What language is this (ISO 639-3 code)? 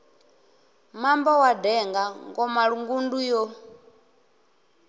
ven